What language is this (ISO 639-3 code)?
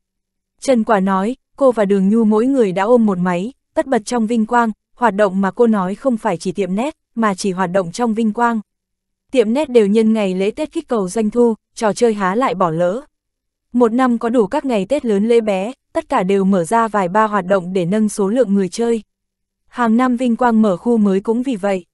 vie